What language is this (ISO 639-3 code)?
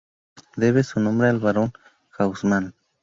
spa